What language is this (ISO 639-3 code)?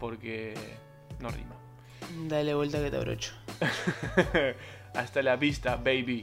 spa